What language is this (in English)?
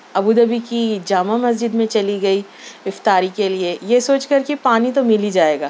Urdu